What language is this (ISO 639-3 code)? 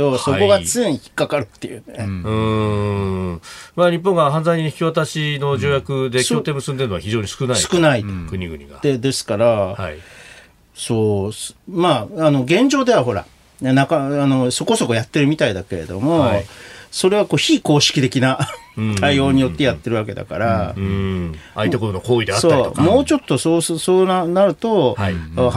jpn